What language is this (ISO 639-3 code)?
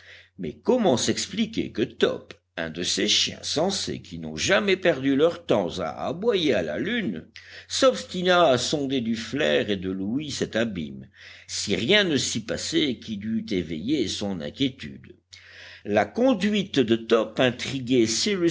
fra